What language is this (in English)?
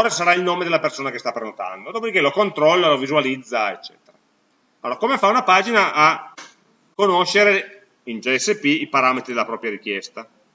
Italian